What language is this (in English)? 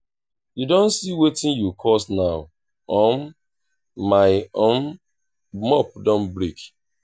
Nigerian Pidgin